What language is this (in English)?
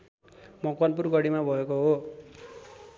Nepali